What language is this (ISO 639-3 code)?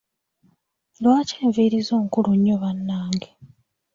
lug